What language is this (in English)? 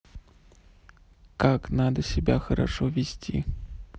Russian